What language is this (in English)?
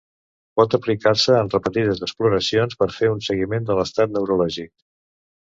Catalan